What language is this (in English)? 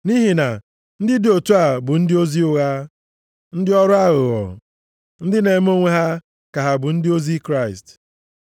Igbo